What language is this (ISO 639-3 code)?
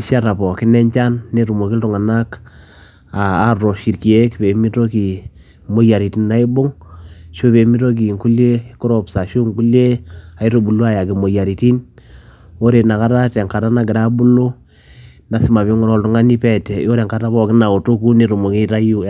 mas